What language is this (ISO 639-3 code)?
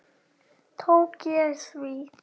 isl